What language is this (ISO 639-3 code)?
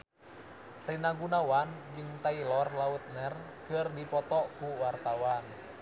sun